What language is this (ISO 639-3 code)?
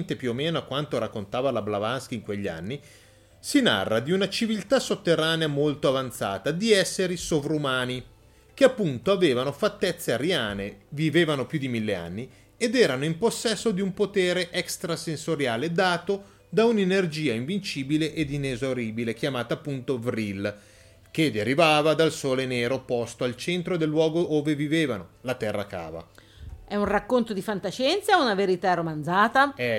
ita